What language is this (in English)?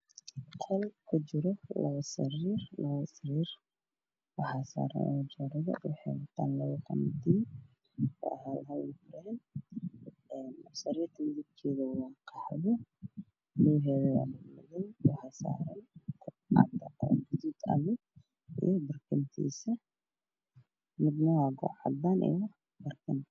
Somali